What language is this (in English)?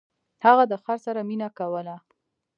Pashto